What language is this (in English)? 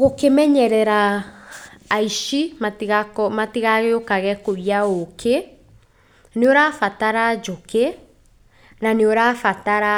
Kikuyu